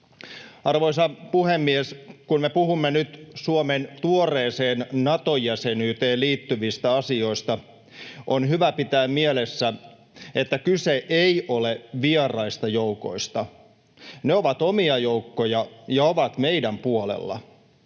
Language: Finnish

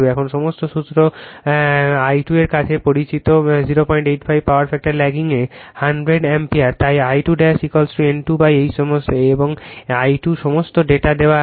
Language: Bangla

